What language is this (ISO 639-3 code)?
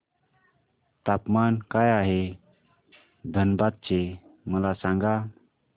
mar